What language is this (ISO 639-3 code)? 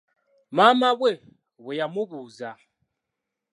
lug